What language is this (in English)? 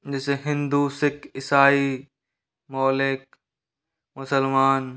Hindi